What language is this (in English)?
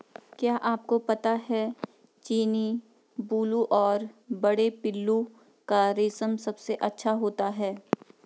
Hindi